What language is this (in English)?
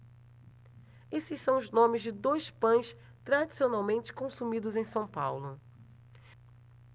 Portuguese